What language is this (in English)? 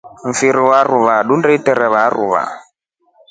Rombo